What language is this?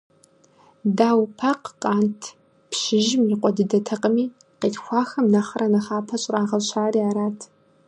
Kabardian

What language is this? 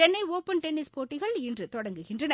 Tamil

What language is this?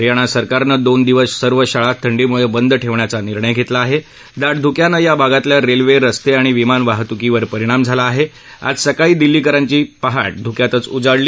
Marathi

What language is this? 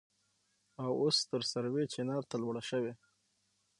Pashto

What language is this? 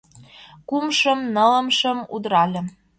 Mari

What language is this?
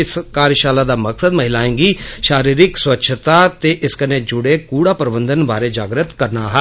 Dogri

